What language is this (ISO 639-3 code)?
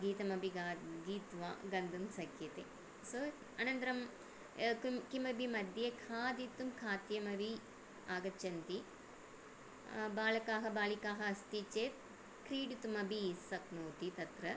san